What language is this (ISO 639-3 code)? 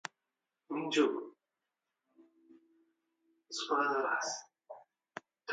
ckb